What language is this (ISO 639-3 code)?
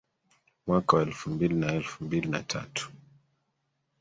swa